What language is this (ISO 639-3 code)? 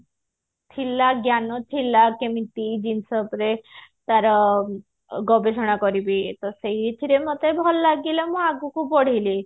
ori